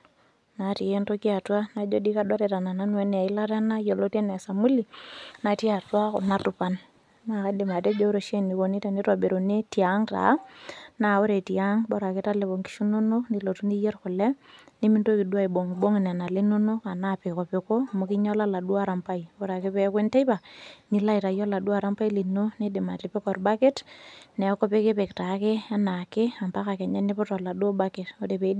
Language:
Masai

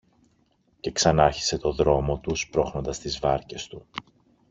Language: Greek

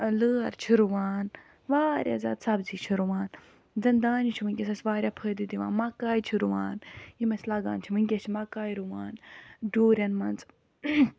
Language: Kashmiri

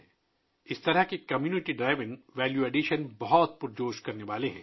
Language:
Urdu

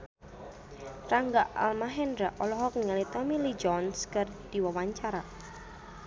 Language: Sundanese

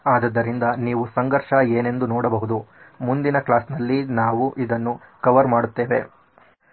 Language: Kannada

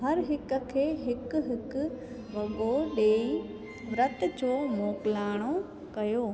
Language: Sindhi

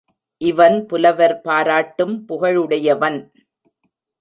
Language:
Tamil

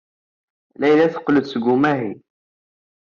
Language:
Kabyle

